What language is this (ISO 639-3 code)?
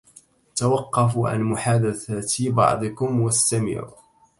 ara